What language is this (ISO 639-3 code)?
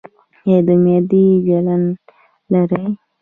pus